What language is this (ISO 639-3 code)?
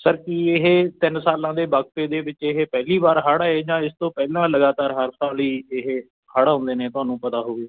pan